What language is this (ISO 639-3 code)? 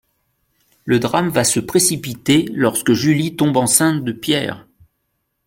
fra